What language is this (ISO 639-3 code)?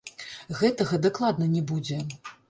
bel